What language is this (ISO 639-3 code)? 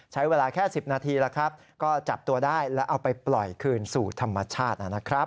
tha